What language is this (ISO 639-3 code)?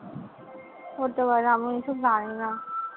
ben